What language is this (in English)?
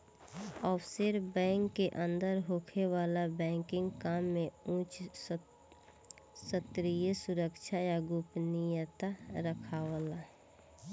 Bhojpuri